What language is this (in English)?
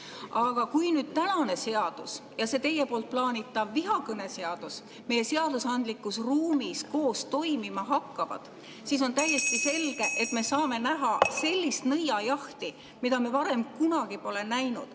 Estonian